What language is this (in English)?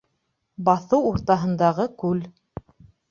Bashkir